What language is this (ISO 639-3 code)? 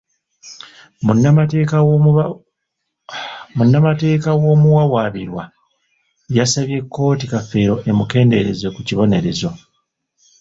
lug